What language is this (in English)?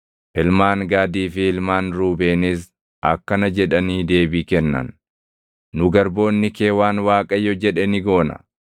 Oromo